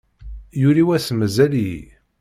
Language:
Kabyle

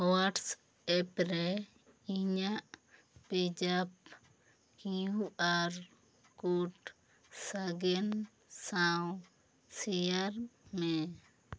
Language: Santali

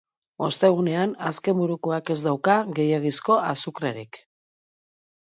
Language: Basque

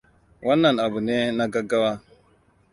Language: Hausa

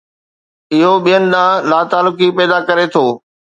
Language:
Sindhi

